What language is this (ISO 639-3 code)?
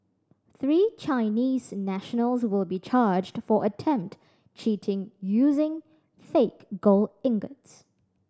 eng